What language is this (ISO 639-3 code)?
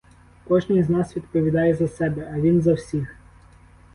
ukr